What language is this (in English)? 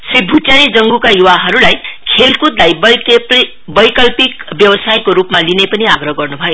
Nepali